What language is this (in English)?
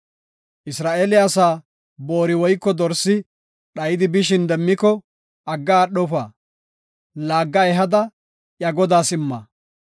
Gofa